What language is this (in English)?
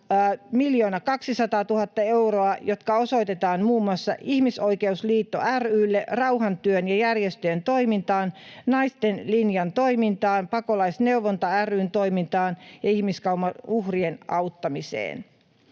Finnish